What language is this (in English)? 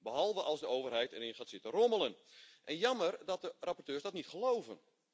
Dutch